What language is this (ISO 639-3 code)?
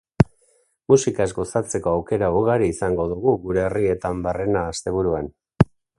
eus